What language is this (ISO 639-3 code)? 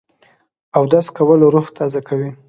pus